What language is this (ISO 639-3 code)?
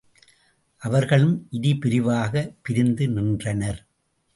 tam